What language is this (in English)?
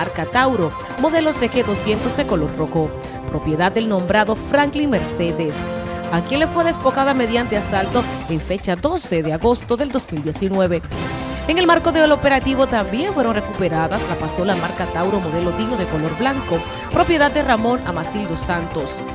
Spanish